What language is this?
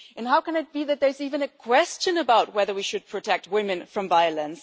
English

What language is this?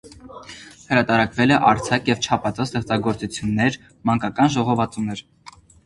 Armenian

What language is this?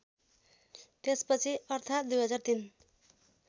Nepali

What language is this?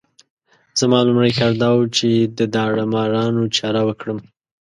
Pashto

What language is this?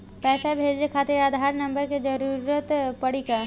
Bhojpuri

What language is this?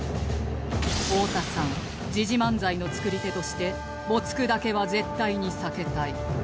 Japanese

